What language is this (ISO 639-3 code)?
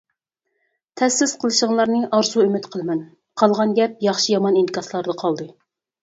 uig